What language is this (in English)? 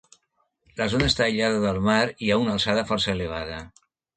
Catalan